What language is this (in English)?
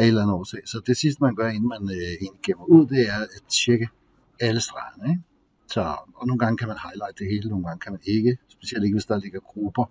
Danish